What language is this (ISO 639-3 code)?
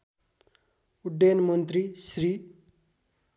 nep